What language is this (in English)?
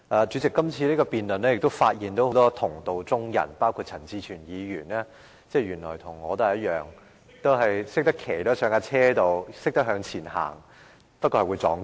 Cantonese